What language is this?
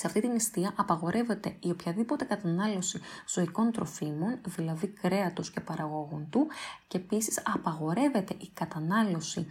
Greek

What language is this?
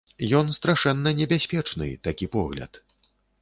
Belarusian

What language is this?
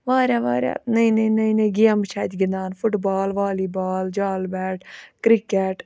Kashmiri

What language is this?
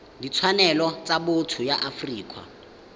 Tswana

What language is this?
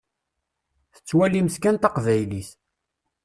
Kabyle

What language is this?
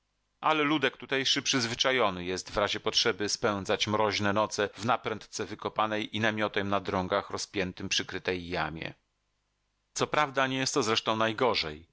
Polish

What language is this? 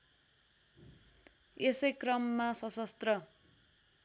Nepali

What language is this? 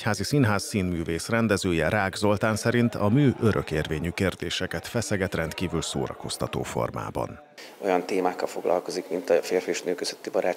Hungarian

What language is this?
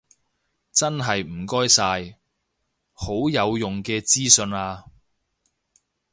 Cantonese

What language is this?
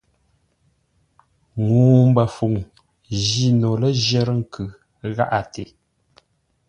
Ngombale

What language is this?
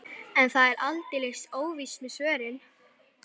Icelandic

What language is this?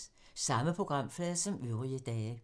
Danish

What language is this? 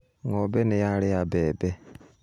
Kikuyu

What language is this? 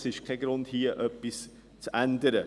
Swiss German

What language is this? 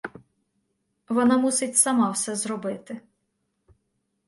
Ukrainian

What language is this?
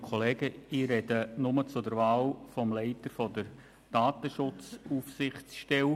Swiss German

